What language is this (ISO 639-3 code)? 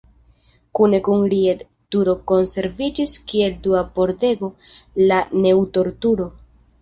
epo